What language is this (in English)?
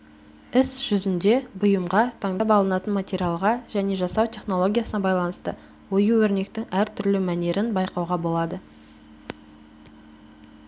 Kazakh